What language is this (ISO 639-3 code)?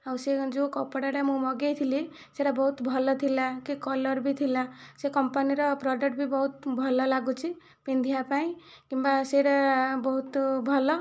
ori